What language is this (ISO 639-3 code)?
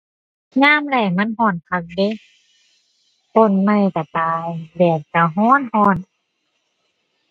tha